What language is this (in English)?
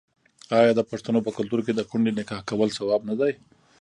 Pashto